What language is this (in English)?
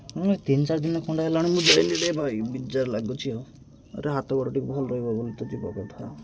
Odia